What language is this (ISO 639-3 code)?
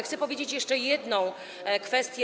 pol